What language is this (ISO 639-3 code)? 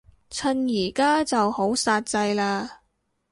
yue